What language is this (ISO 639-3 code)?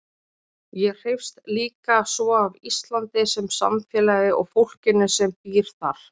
isl